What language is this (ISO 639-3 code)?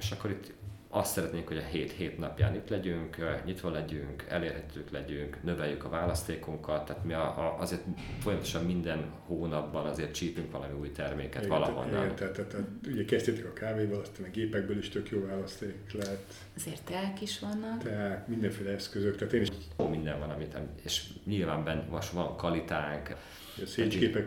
hun